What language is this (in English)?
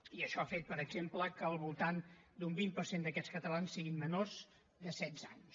Catalan